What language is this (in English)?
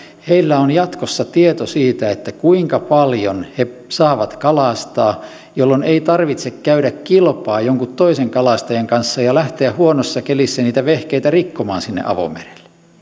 Finnish